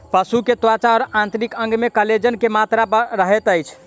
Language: Maithili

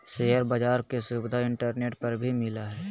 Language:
Magahi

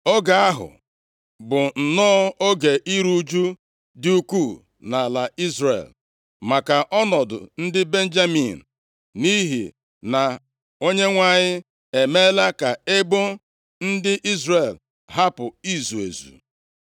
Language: Igbo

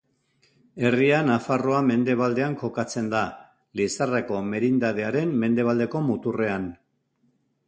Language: Basque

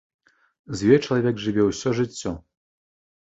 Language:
Belarusian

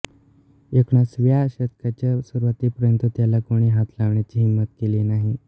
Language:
Marathi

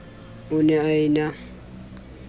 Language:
Southern Sotho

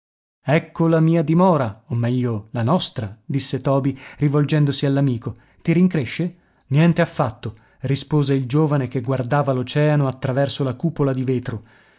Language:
Italian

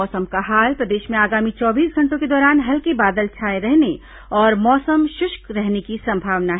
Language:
Hindi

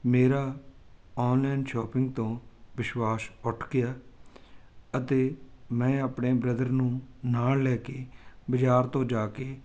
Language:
Punjabi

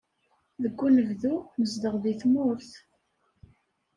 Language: Kabyle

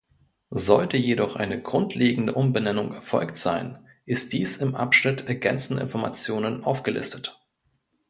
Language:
German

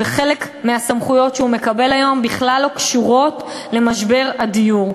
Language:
Hebrew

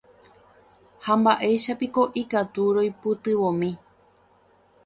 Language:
Guarani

